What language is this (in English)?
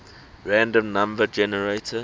English